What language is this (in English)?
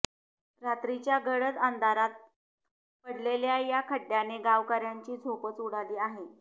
Marathi